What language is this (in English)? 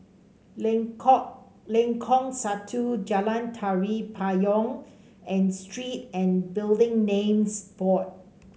English